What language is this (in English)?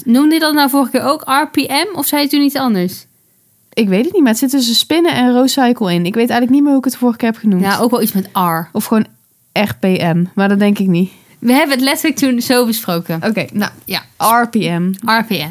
Dutch